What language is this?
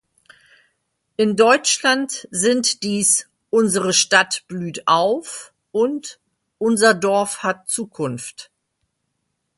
German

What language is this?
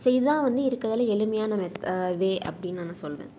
Tamil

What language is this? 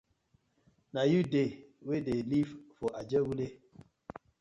Nigerian Pidgin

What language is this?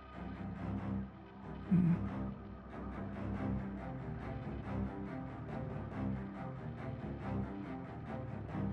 Korean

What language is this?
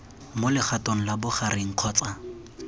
Tswana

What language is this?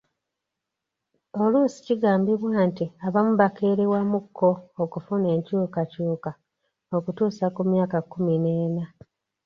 Ganda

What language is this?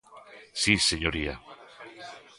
Galician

